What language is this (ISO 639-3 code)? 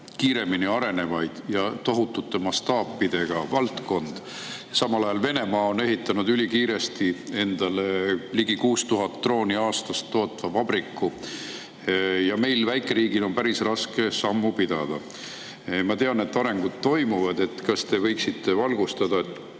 est